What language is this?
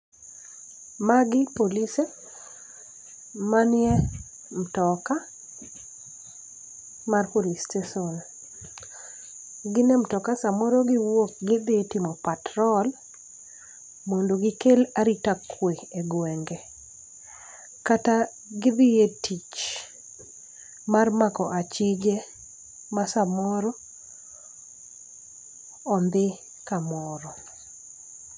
Luo (Kenya and Tanzania)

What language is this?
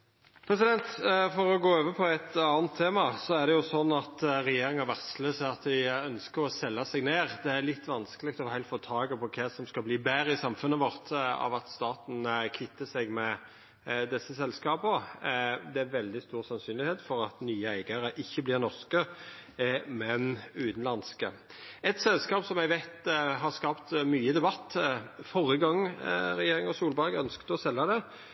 Norwegian Nynorsk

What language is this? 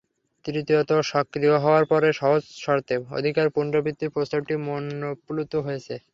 Bangla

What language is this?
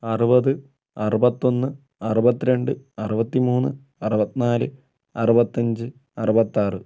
Malayalam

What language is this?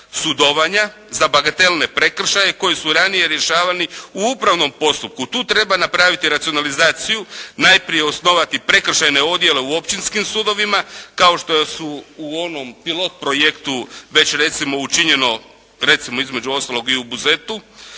Croatian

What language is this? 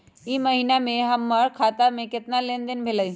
Magahi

